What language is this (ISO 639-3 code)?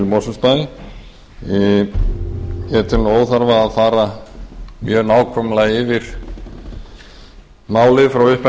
isl